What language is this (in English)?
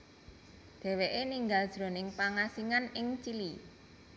Javanese